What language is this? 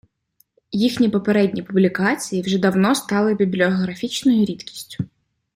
Ukrainian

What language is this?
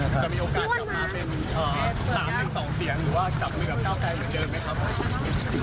Thai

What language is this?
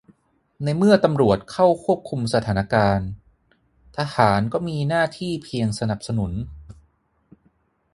Thai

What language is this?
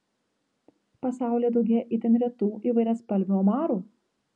Lithuanian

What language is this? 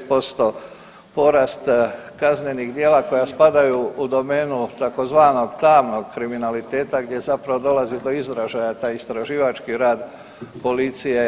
Croatian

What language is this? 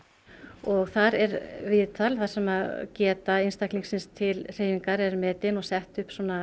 Icelandic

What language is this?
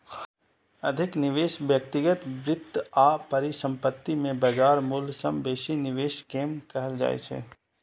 Maithili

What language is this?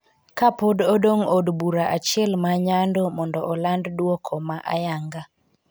Luo (Kenya and Tanzania)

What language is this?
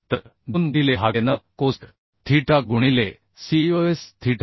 Marathi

